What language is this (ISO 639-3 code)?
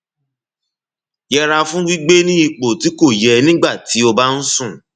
yor